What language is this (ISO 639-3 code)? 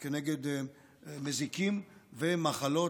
heb